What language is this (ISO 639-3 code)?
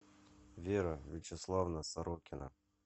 rus